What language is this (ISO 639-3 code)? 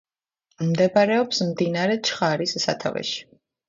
kat